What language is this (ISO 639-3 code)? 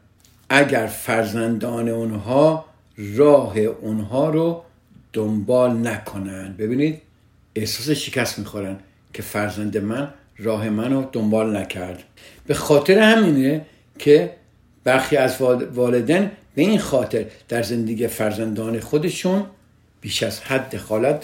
fas